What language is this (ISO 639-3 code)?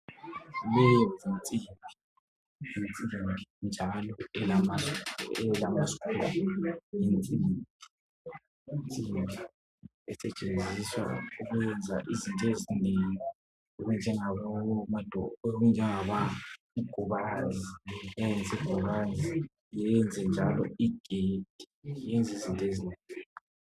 nde